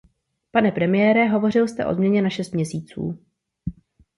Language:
Czech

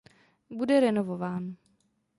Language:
Czech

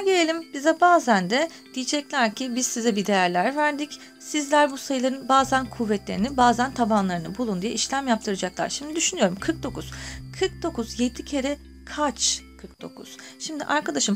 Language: Turkish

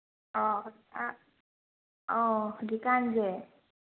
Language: Manipuri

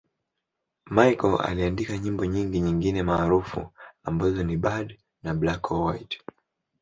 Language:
Swahili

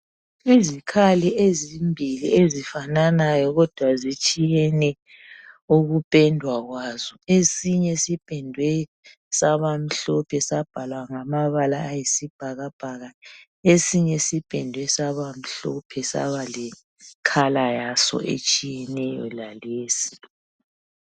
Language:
North Ndebele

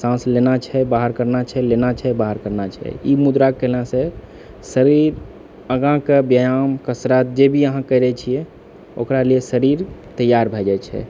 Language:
Maithili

